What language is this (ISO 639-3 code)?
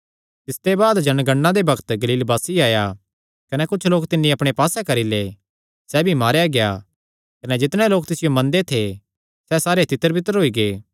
xnr